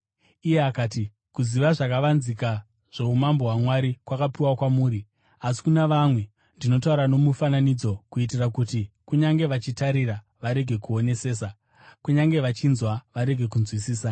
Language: Shona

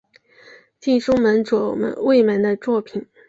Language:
Chinese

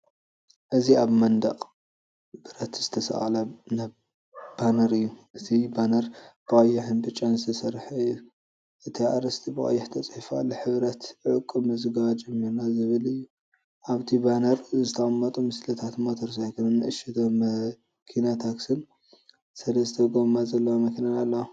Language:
Tigrinya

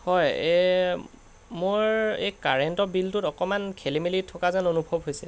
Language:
Assamese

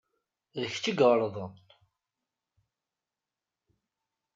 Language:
Kabyle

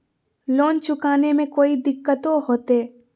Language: Magahi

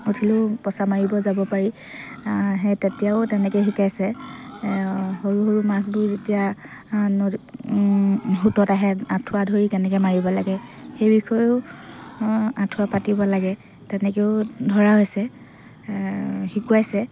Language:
Assamese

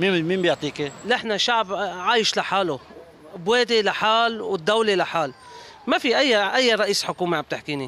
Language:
Arabic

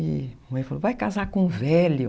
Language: Portuguese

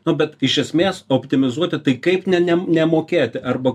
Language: Lithuanian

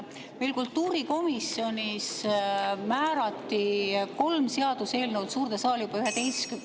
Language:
Estonian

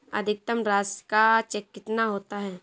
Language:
Hindi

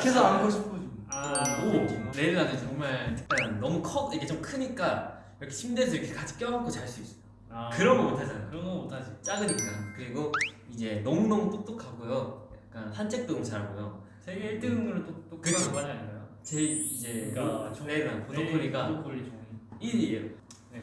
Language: Korean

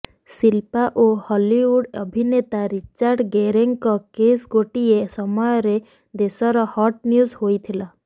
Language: Odia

